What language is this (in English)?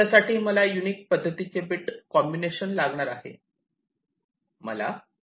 Marathi